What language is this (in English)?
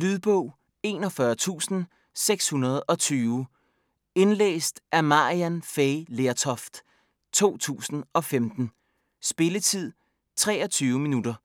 Danish